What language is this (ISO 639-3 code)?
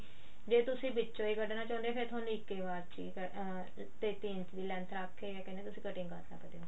pan